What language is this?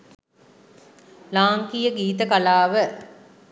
Sinhala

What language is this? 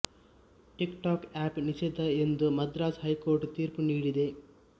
Kannada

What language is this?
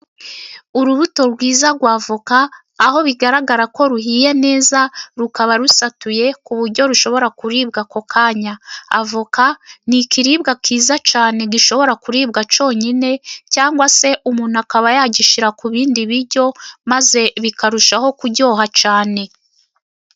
Kinyarwanda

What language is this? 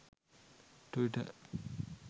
Sinhala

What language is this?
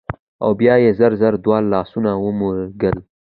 Pashto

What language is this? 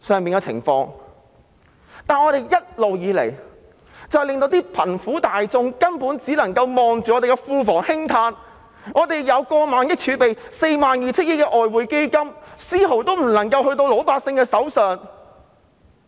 Cantonese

